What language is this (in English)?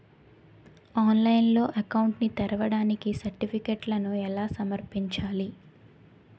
Telugu